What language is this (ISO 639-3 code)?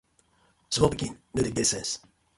pcm